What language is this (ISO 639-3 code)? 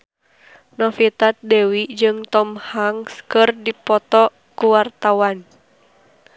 sun